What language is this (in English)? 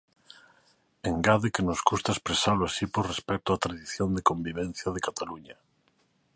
Galician